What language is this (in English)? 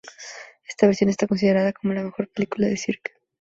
Spanish